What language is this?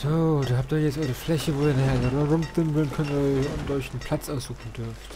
German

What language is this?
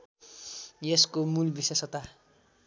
Nepali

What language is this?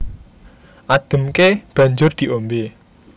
Javanese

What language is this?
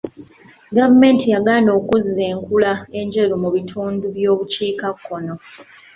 Ganda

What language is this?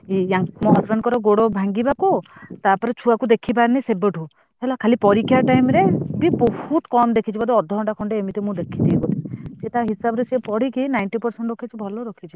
Odia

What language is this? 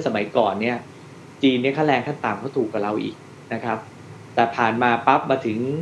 Thai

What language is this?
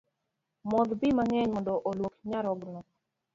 Luo (Kenya and Tanzania)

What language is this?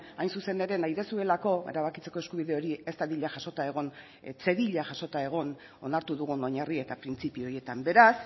Basque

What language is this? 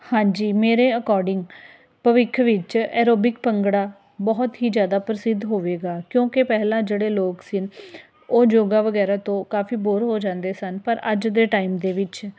Punjabi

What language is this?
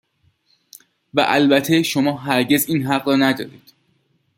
Persian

